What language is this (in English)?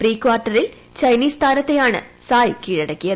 Malayalam